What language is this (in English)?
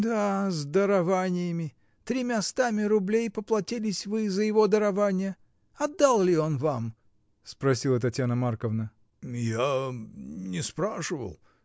Russian